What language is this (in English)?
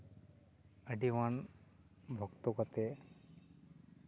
Santali